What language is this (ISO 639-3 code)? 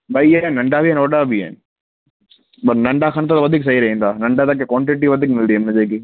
snd